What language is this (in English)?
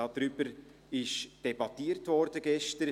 Swiss German